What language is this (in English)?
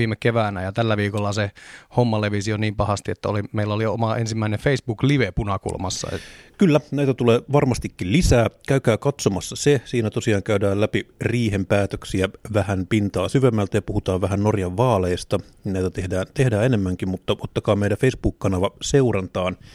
Finnish